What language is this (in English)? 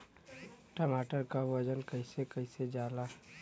Bhojpuri